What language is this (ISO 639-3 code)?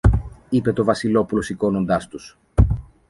ell